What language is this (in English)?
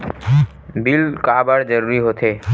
Chhattisgarhi